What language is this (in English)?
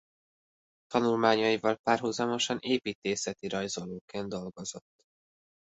Hungarian